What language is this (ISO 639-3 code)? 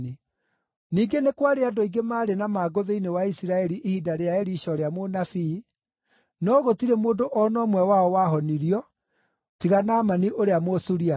kik